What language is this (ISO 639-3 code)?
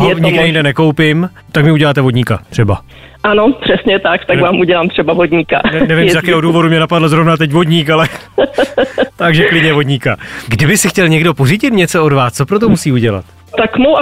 ces